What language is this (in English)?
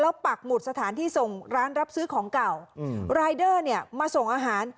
Thai